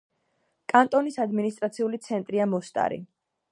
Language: Georgian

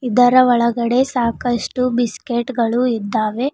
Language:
Kannada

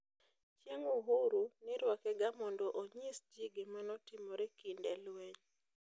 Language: Luo (Kenya and Tanzania)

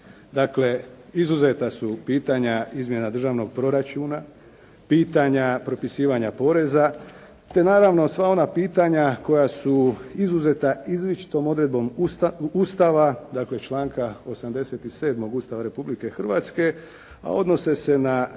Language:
Croatian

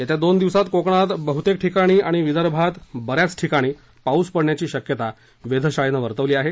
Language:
Marathi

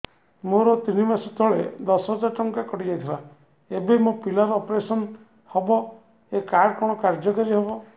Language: Odia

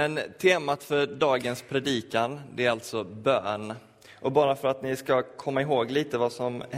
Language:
Swedish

